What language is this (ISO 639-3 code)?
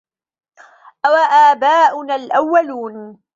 ara